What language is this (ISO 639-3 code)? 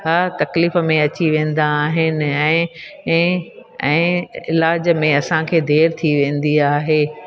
snd